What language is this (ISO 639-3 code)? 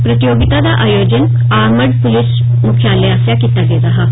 doi